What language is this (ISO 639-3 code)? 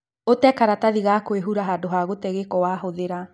kik